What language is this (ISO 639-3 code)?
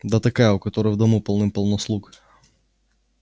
rus